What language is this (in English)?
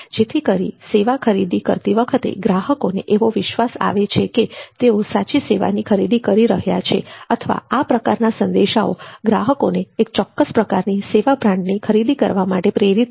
Gujarati